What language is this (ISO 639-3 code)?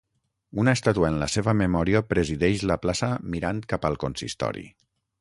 cat